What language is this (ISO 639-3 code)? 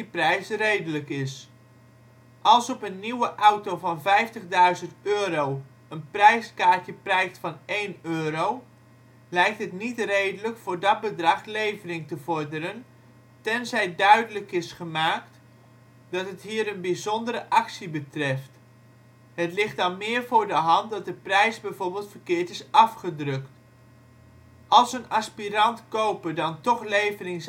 nld